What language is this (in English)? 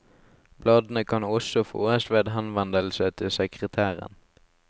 Norwegian